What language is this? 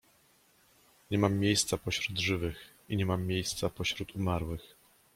Polish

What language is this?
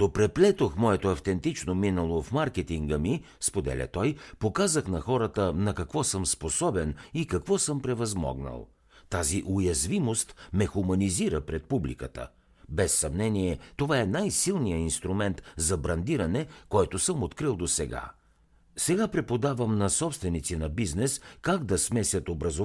Bulgarian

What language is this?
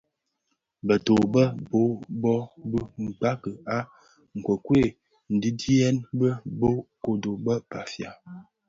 Bafia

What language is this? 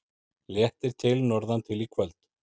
Icelandic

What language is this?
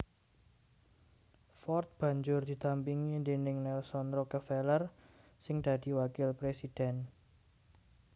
Javanese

